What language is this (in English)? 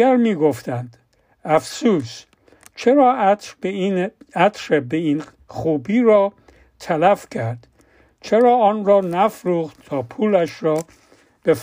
Persian